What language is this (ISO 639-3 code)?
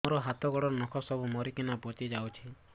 ori